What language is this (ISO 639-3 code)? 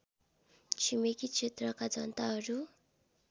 nep